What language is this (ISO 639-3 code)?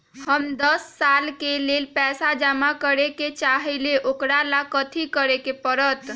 mag